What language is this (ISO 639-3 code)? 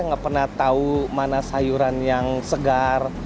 ind